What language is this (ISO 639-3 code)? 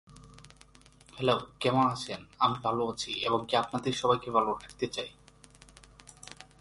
eng